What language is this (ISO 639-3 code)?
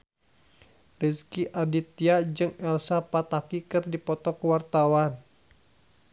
sun